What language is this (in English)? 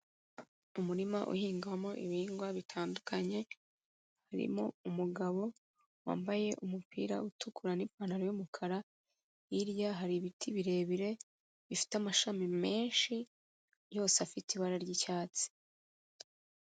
Kinyarwanda